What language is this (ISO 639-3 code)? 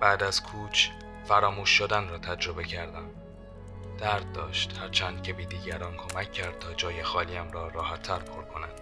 fas